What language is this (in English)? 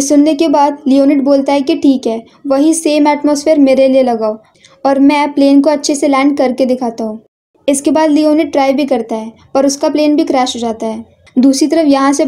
Hindi